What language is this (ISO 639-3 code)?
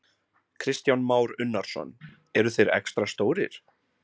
isl